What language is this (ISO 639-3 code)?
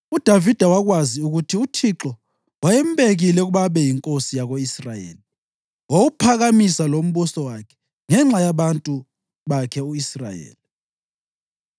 nde